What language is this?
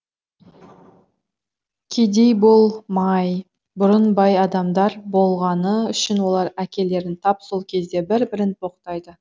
Kazakh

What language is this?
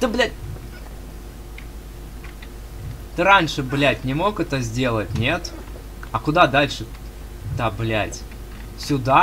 Russian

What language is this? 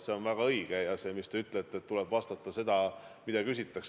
Estonian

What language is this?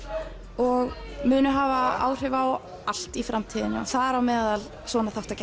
Icelandic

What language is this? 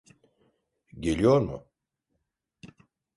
Turkish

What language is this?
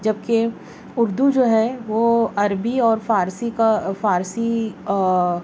Urdu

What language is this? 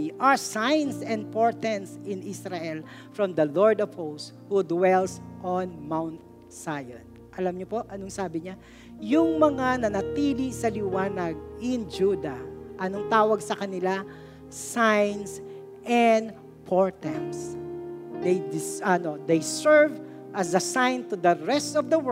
Filipino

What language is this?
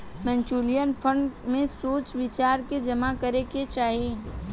Bhojpuri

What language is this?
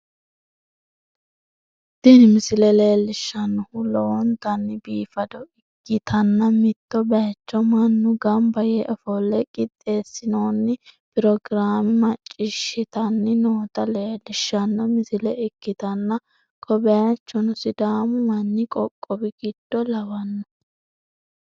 Sidamo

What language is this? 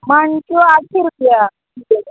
Konkani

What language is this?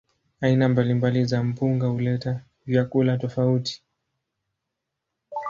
Swahili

